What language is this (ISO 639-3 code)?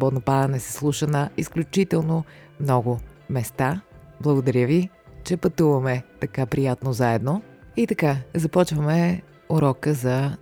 bul